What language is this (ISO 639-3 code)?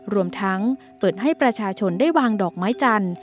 tha